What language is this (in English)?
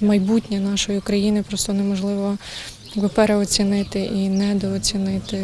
Ukrainian